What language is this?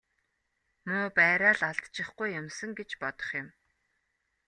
Mongolian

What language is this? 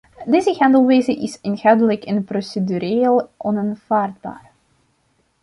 Dutch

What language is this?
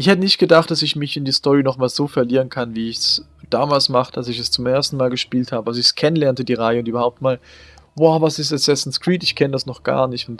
German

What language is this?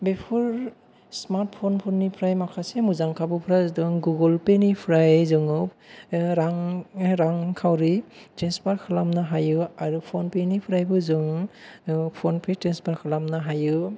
Bodo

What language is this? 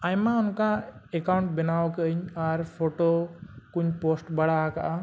Santali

